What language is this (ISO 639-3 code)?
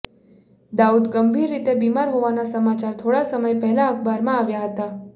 guj